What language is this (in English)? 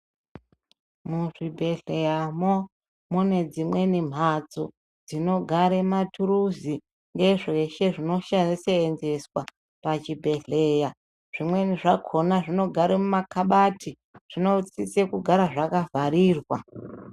Ndau